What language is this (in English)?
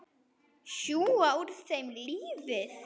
Icelandic